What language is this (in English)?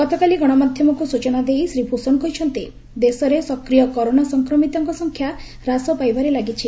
Odia